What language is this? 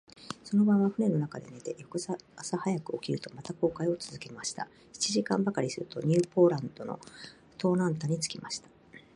Japanese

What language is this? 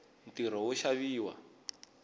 Tsonga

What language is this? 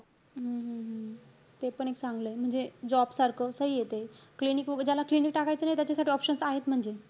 Marathi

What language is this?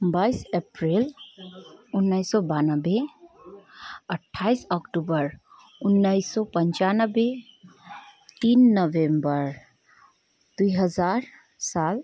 Nepali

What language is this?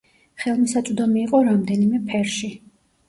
Georgian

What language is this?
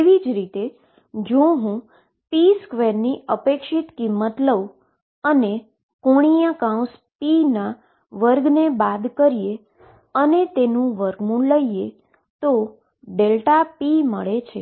Gujarati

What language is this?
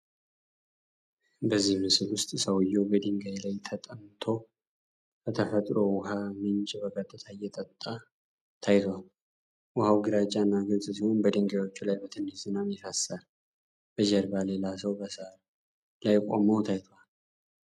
Amharic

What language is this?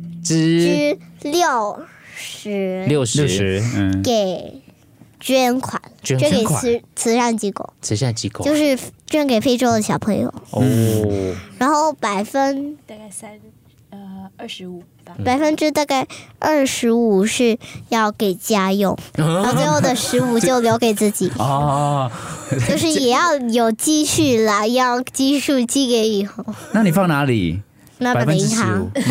Chinese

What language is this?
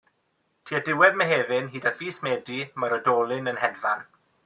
Welsh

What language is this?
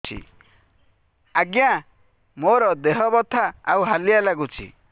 Odia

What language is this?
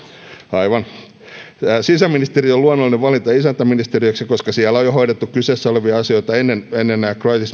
Finnish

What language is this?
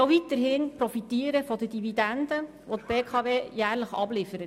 Swiss German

